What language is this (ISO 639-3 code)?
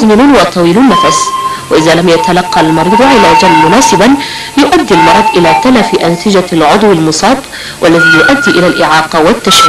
ara